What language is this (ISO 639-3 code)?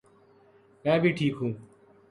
urd